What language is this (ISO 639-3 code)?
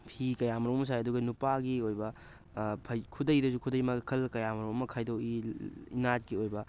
mni